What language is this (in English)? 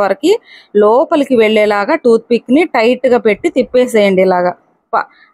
Telugu